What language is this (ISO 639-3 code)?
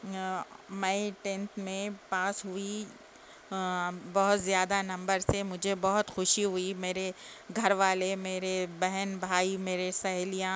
urd